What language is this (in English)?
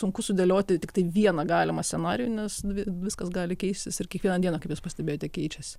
Lithuanian